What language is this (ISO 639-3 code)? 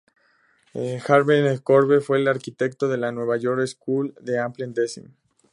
spa